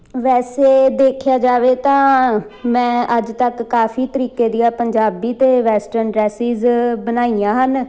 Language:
Punjabi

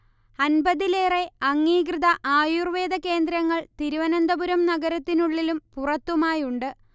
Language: Malayalam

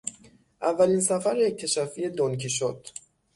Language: Persian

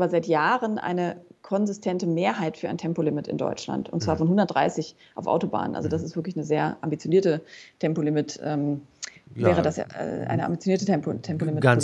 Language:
German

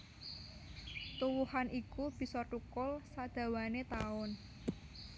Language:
Javanese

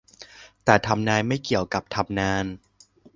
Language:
Thai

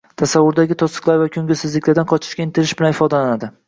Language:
Uzbek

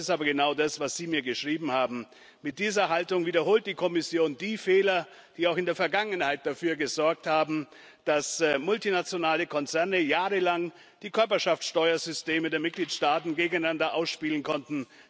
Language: German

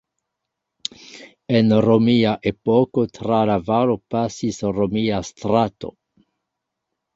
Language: Esperanto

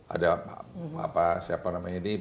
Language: Indonesian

